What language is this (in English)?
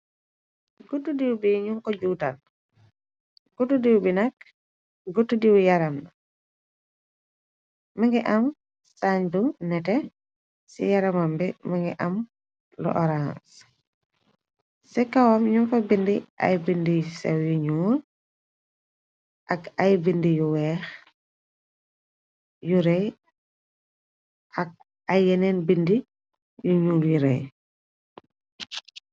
Wolof